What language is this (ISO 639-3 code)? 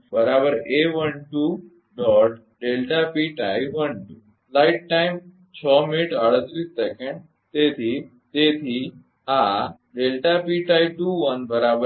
guj